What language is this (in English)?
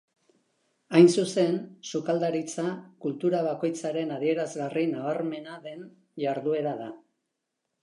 Basque